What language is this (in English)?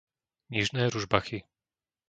Slovak